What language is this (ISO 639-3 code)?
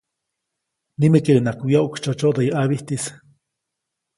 zoc